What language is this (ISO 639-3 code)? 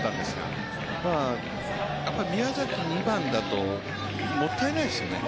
jpn